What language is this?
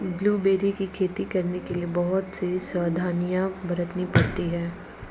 Hindi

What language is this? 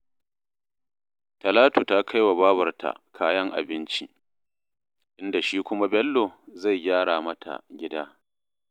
Hausa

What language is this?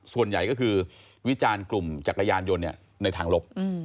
Thai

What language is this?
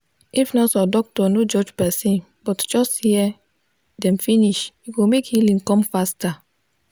Nigerian Pidgin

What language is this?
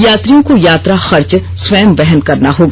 Hindi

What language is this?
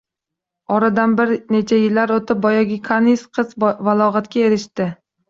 Uzbek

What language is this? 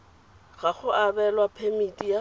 Tswana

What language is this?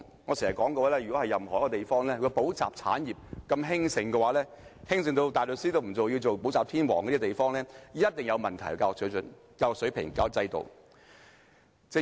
Cantonese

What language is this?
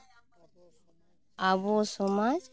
Santali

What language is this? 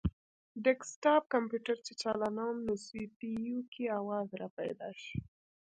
Pashto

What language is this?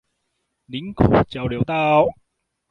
Chinese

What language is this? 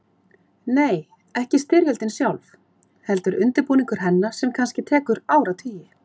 Icelandic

